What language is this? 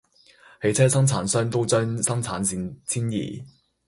Cantonese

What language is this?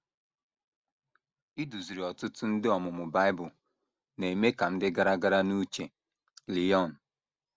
Igbo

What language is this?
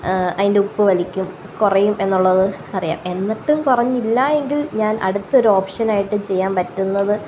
Malayalam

